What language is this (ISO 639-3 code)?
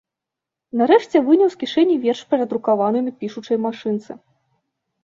bel